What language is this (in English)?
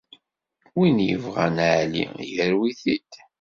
Kabyle